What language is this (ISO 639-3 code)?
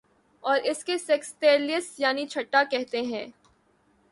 urd